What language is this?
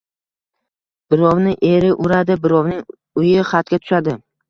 Uzbek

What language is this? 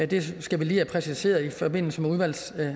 Danish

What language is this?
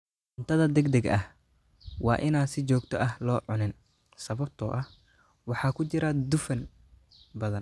Somali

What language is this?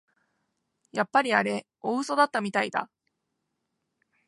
Japanese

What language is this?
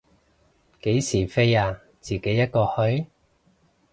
Cantonese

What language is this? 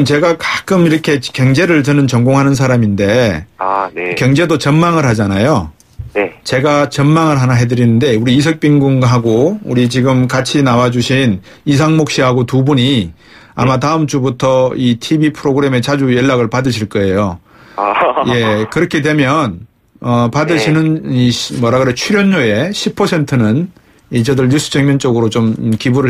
Korean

